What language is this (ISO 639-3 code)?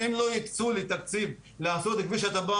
heb